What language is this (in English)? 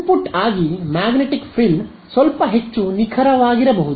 Kannada